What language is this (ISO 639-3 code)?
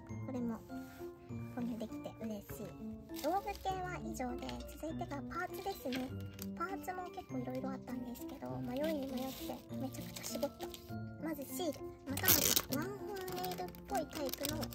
jpn